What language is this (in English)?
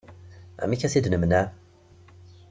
Kabyle